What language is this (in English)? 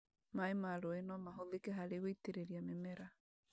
Kikuyu